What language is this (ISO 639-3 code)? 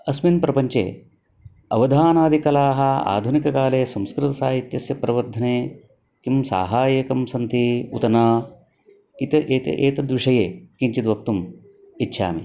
san